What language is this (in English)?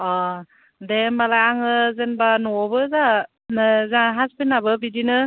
Bodo